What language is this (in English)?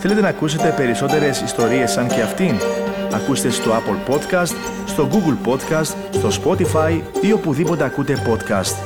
Greek